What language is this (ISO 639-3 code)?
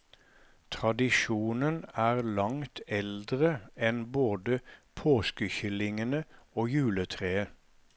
nor